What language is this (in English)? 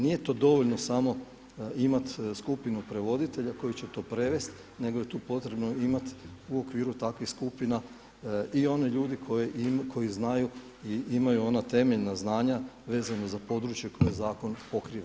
Croatian